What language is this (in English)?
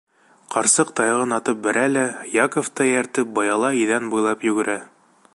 Bashkir